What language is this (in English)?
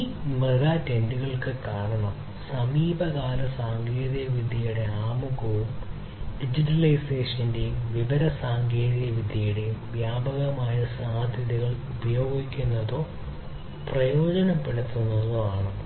Malayalam